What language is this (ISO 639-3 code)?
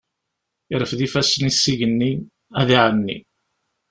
kab